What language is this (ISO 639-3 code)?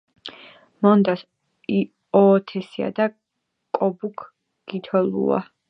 kat